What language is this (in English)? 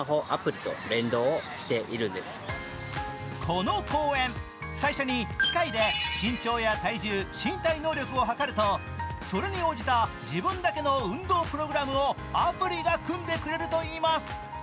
Japanese